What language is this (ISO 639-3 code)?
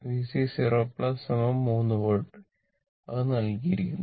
mal